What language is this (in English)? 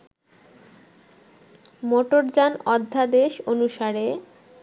Bangla